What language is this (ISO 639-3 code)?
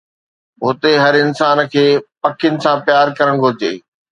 snd